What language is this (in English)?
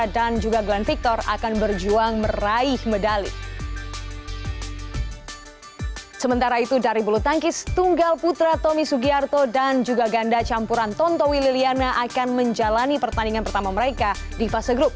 Indonesian